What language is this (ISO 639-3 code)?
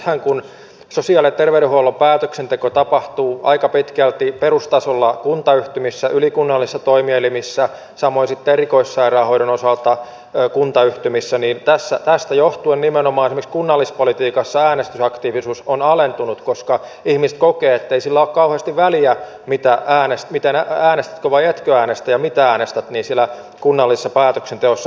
fin